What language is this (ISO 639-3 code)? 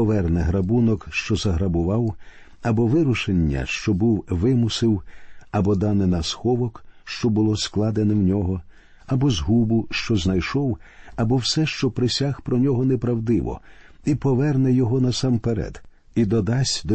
ukr